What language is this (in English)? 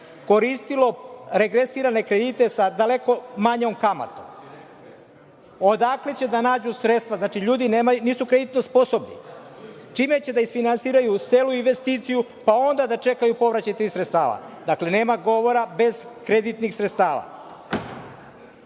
Serbian